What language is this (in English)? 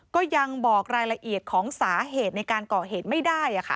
Thai